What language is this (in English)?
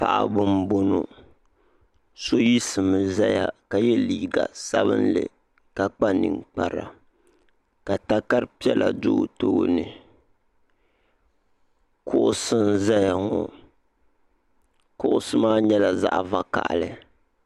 Dagbani